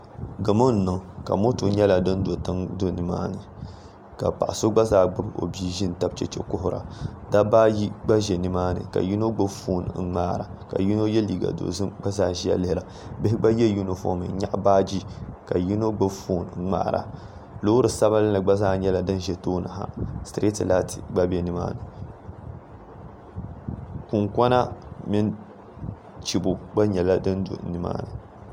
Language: Dagbani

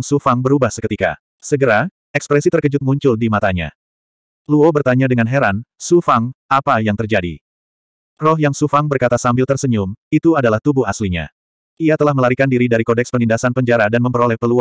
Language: Indonesian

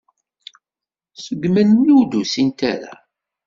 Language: Kabyle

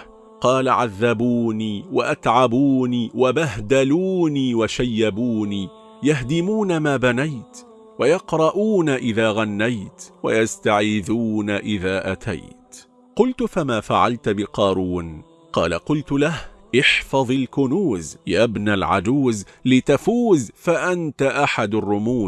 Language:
Arabic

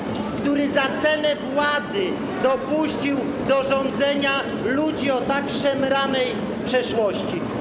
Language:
Polish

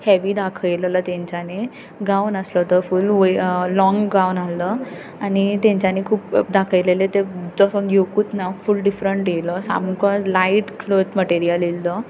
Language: Konkani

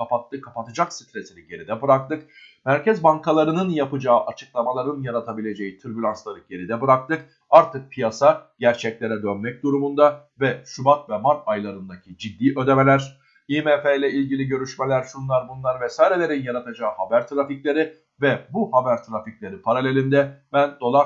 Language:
Turkish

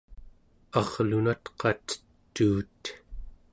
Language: Central Yupik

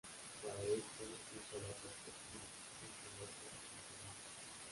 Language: Spanish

